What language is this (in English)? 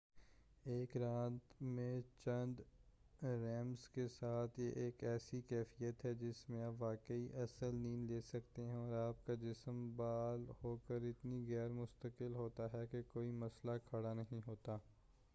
Urdu